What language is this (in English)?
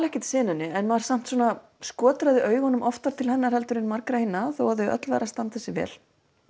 Icelandic